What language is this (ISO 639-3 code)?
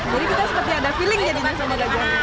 ind